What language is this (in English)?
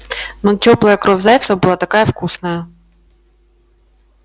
Russian